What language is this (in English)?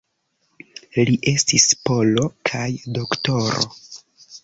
Esperanto